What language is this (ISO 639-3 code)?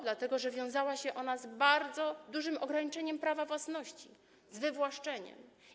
pol